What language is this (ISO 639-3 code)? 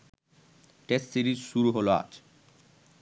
ben